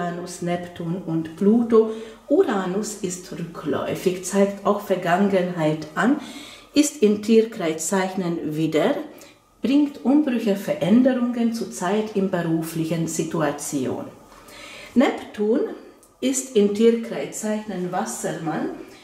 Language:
German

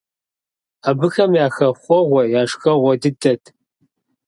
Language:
Kabardian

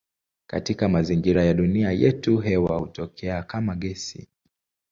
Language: Swahili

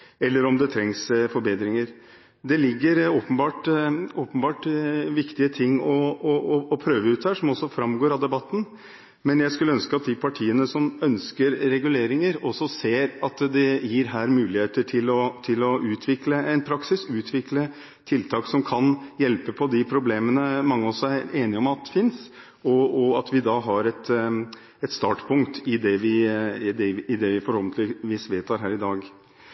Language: Norwegian Bokmål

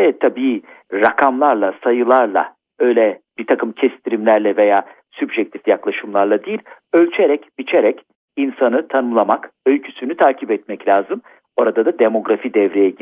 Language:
Turkish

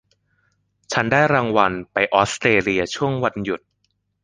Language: Thai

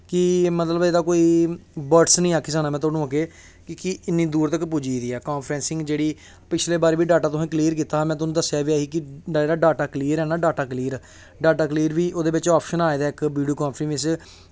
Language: Dogri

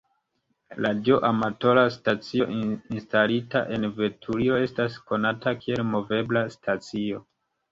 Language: Esperanto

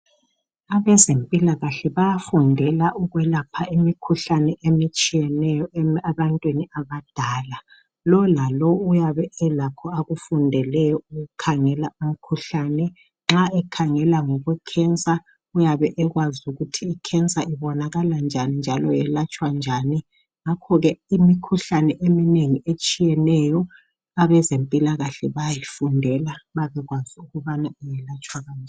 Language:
North Ndebele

